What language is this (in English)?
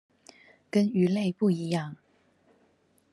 Chinese